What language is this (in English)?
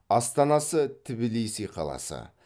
Kazakh